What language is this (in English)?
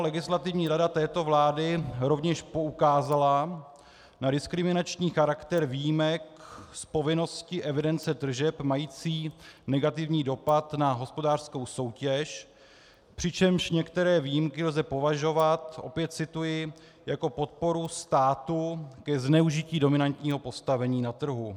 Czech